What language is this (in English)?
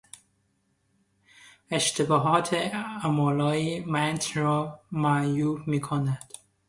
Persian